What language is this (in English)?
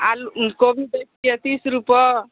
Maithili